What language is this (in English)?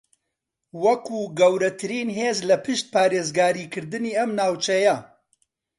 Central Kurdish